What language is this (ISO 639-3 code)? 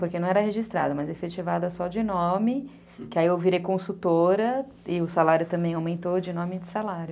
por